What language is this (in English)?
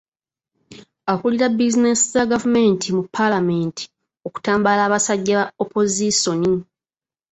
Ganda